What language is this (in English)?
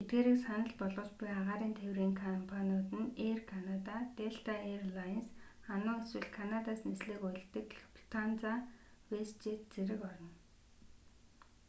Mongolian